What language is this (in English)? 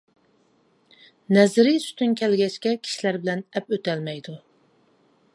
Uyghur